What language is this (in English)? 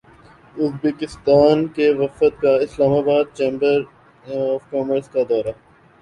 Urdu